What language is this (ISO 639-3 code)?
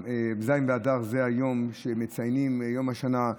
heb